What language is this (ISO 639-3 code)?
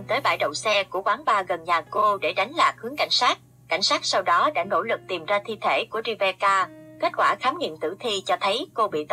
vie